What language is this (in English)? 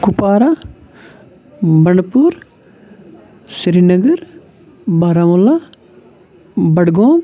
Kashmiri